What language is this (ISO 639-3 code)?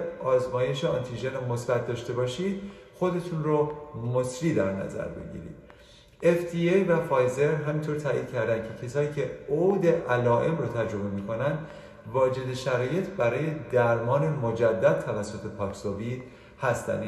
fas